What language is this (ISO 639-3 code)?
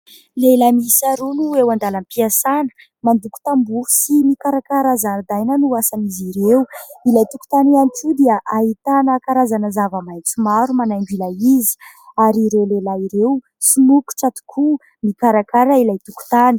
mlg